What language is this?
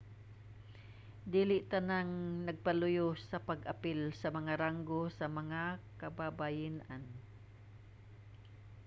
Cebuano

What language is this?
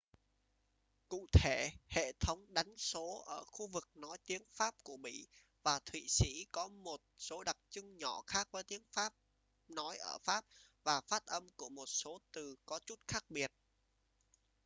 Vietnamese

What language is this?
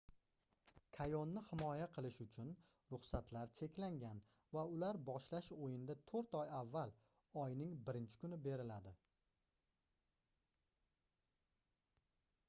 Uzbek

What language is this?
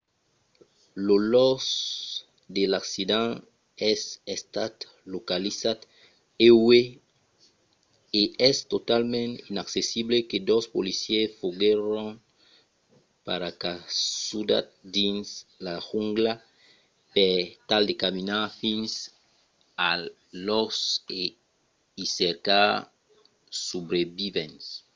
Occitan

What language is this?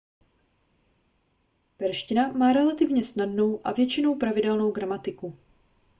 Czech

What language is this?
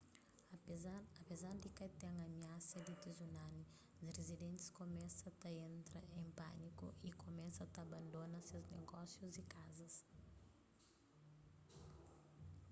Kabuverdianu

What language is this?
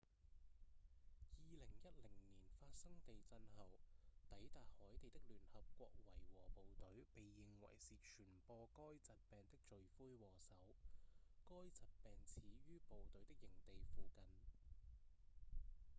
Cantonese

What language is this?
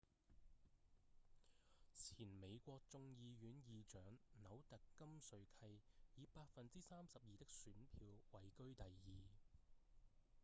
Cantonese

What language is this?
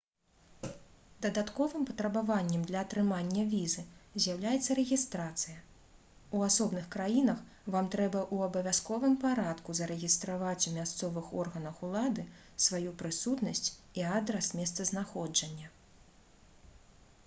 Belarusian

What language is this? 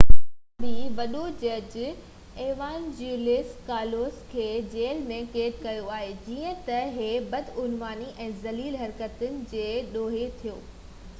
Sindhi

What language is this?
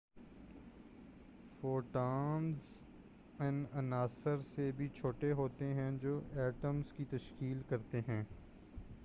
Urdu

